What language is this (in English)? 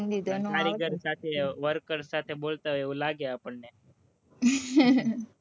Gujarati